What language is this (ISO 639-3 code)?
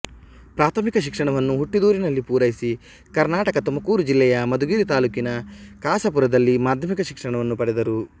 kan